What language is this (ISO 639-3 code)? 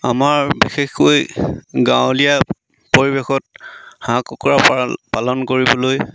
asm